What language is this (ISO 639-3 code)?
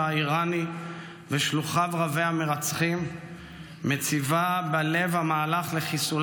heb